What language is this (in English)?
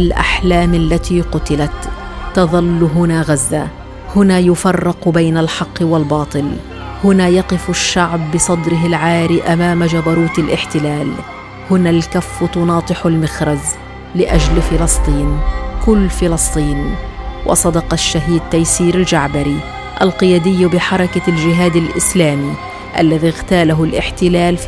Arabic